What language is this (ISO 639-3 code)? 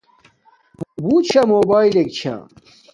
dmk